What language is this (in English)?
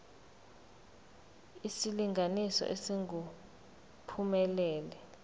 Zulu